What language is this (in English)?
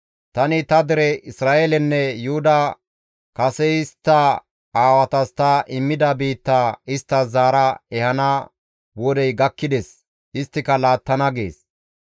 Gamo